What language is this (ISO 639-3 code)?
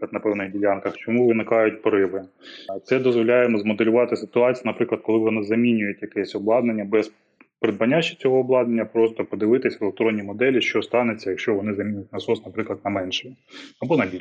ukr